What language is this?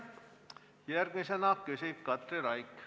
Estonian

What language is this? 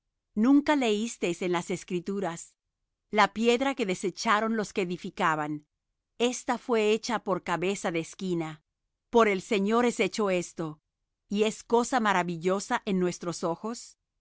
Spanish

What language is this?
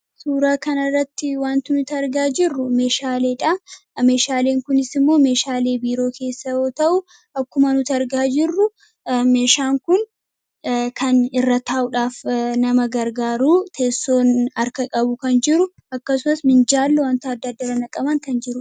Oromo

